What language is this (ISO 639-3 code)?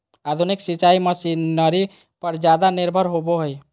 mag